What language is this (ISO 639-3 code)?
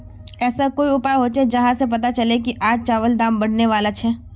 mag